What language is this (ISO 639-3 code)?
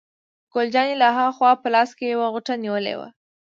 pus